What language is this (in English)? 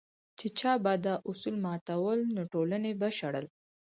Pashto